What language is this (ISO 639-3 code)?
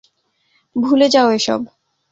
ben